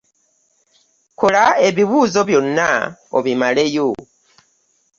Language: Ganda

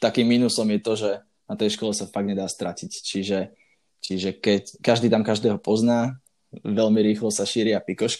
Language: Slovak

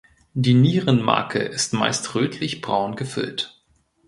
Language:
German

